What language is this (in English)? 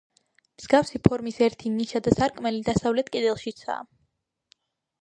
Georgian